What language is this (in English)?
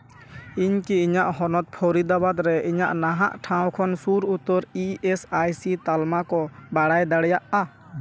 Santali